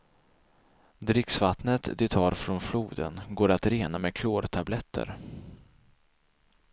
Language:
Swedish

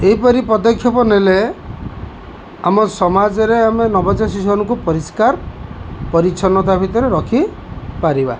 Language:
Odia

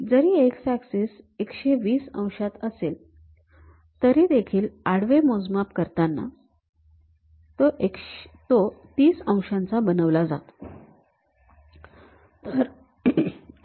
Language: Marathi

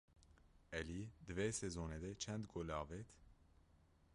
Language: Kurdish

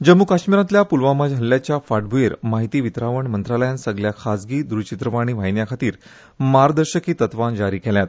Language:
Konkani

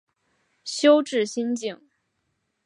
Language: Chinese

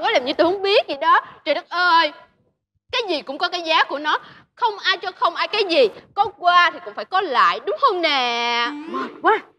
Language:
Vietnamese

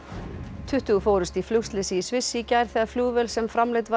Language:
Icelandic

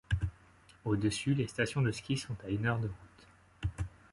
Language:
French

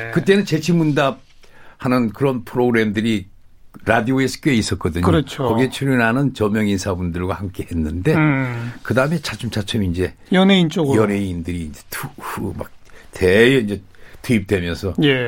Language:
Korean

